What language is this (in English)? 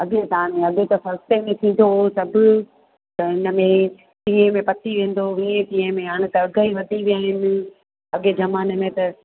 Sindhi